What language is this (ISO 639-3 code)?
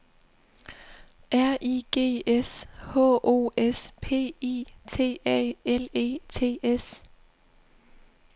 dan